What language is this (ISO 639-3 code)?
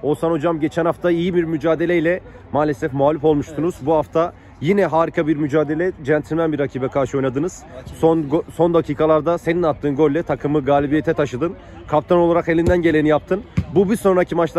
tur